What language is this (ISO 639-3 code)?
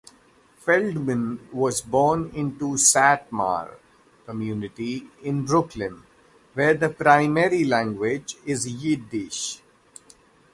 eng